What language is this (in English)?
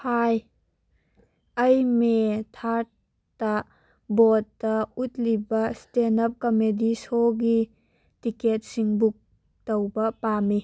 Manipuri